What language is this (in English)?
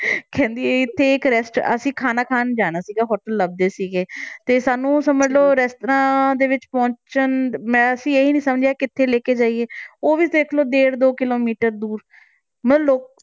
Punjabi